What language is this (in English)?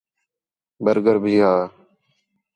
Khetrani